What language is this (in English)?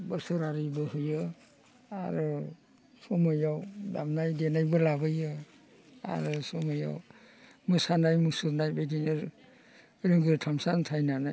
Bodo